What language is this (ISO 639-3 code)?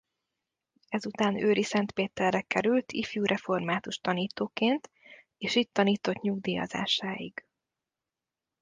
hun